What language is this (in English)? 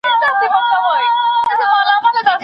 Pashto